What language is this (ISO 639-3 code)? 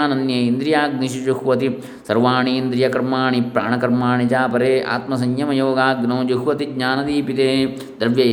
kan